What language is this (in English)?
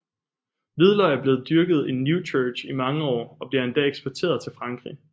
Danish